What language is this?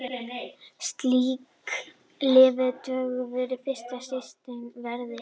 Icelandic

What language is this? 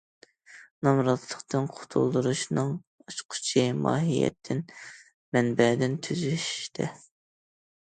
Uyghur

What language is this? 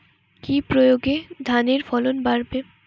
Bangla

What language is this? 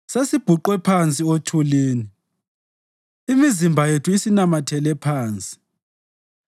North Ndebele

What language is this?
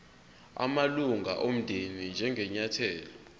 Zulu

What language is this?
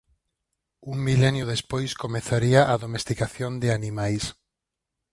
Galician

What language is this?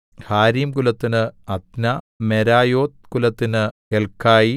Malayalam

